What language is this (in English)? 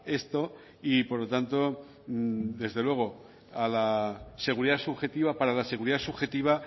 Spanish